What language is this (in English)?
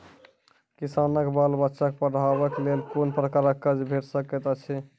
Maithili